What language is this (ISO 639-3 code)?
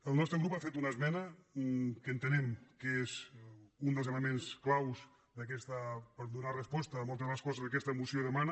cat